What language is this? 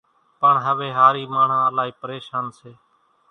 Kachi Koli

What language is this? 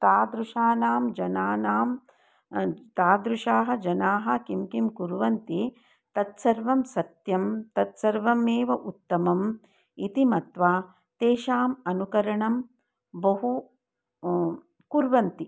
Sanskrit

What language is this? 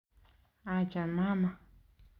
Kalenjin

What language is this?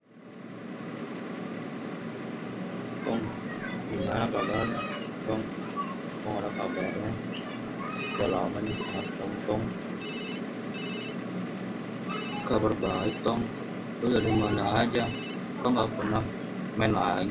Indonesian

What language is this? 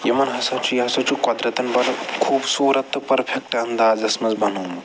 Kashmiri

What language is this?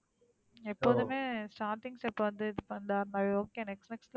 Tamil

